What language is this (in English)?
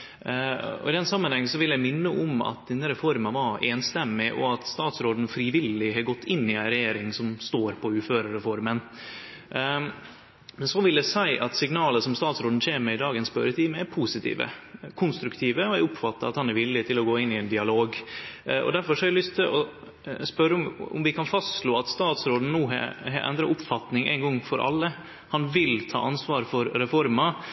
Norwegian Nynorsk